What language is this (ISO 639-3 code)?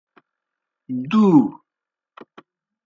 plk